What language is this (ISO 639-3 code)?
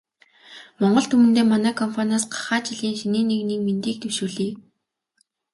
mon